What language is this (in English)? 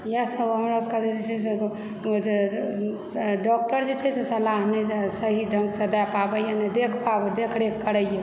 Maithili